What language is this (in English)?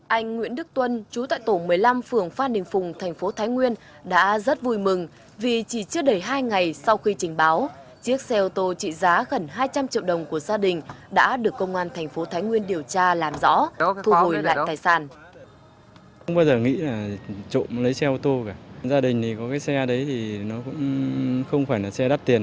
Vietnamese